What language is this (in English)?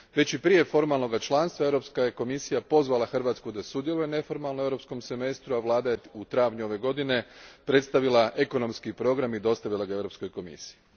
Croatian